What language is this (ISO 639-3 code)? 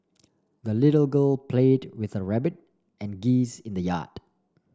eng